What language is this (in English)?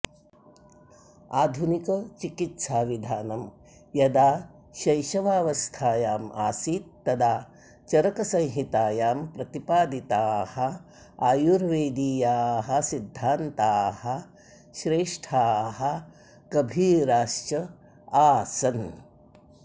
Sanskrit